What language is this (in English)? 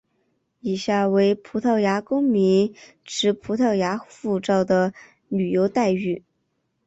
Chinese